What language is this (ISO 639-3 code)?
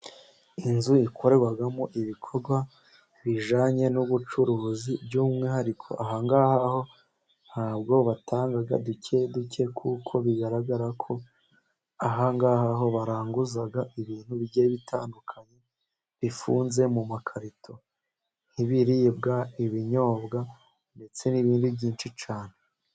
kin